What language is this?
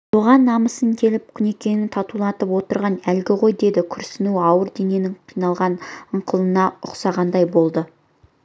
Kazakh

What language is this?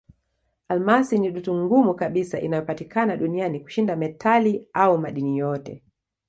Swahili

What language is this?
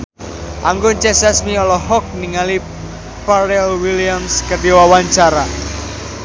Sundanese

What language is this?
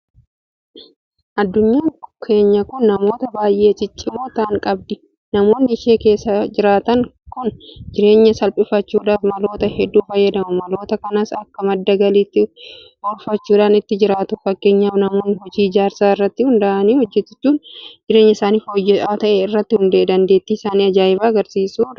Oromo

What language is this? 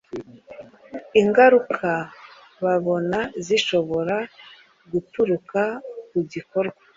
Kinyarwanda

